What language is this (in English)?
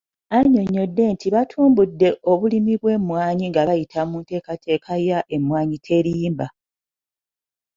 Ganda